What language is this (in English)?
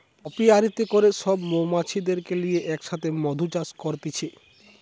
Bangla